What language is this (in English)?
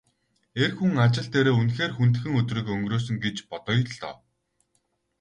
Mongolian